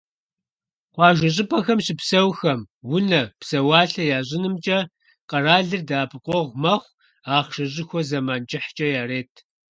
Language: Kabardian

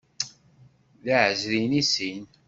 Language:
Kabyle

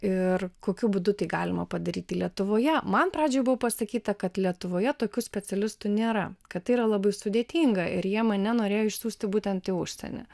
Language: Lithuanian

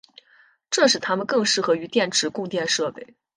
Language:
Chinese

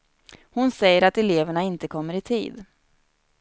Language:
Swedish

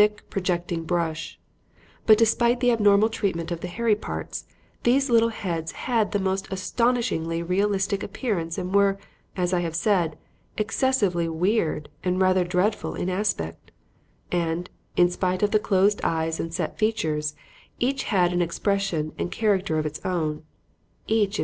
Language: English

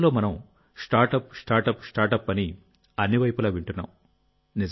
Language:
Telugu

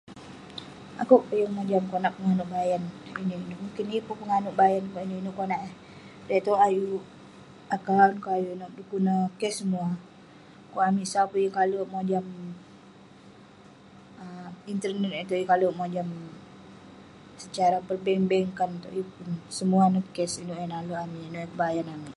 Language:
Western Penan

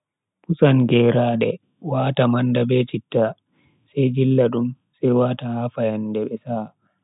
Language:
Bagirmi Fulfulde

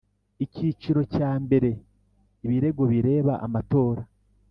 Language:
Kinyarwanda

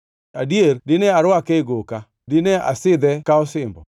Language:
Luo (Kenya and Tanzania)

